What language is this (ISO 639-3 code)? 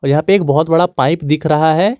hin